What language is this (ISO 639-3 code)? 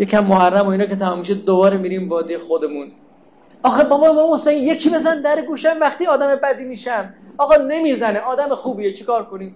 fas